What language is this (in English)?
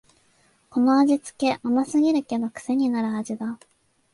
Japanese